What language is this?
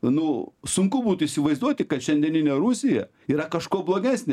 Lithuanian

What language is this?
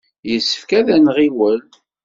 Kabyle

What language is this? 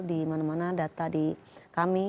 Indonesian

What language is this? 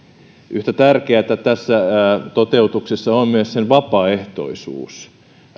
Finnish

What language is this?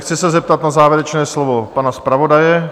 Czech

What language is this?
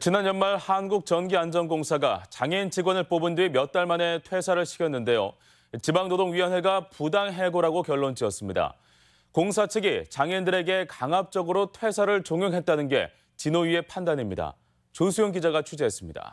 Korean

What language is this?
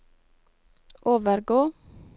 Norwegian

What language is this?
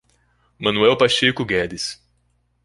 Portuguese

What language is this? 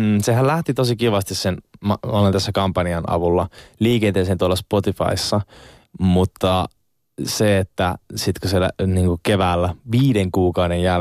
Finnish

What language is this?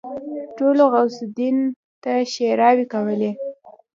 Pashto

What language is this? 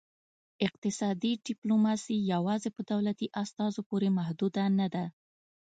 Pashto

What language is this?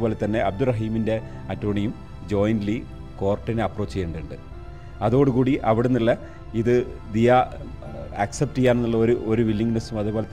Malayalam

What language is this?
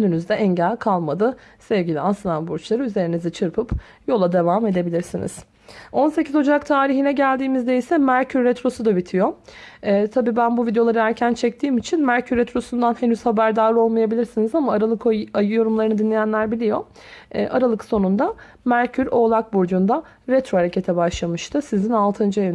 Turkish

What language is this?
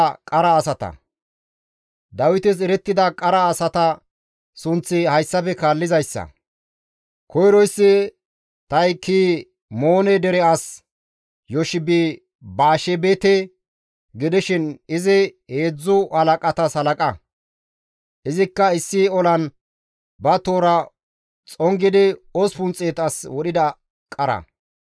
Gamo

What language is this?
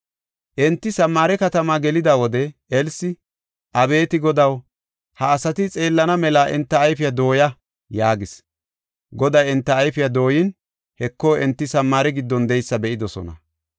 Gofa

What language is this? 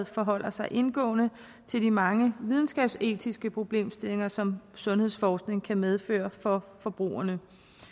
Danish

